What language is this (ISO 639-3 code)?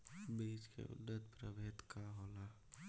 bho